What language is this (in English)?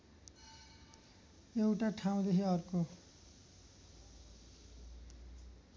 Nepali